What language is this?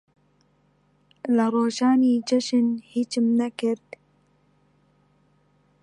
Central Kurdish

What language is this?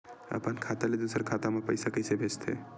Chhattisgarhi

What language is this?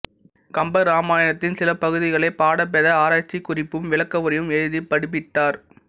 Tamil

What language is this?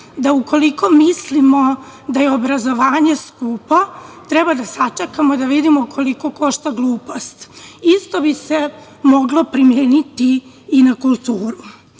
Serbian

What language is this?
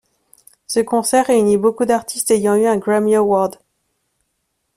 French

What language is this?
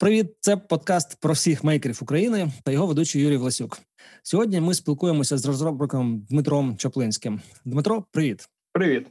Ukrainian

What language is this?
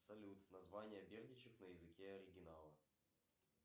Russian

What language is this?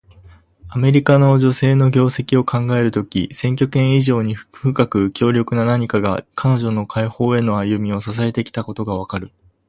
Japanese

